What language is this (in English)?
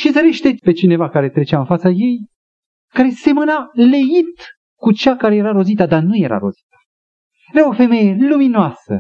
Romanian